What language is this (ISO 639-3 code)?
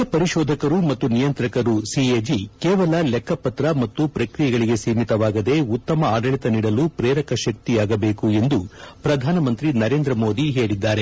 kan